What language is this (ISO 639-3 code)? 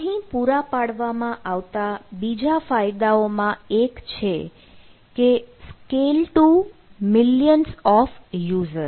guj